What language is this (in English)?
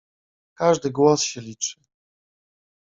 Polish